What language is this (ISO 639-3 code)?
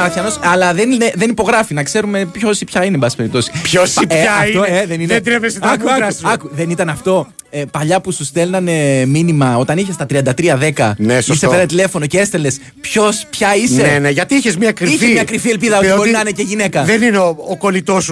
ell